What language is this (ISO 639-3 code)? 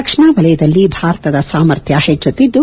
kan